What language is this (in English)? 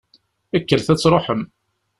Kabyle